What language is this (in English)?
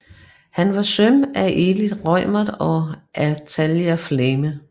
Danish